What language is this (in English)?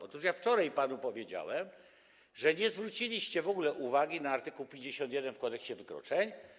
Polish